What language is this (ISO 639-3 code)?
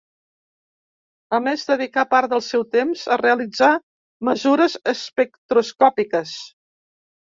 cat